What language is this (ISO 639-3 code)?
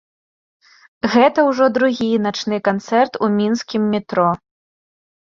bel